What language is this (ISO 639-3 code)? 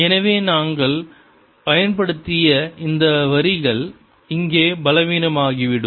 tam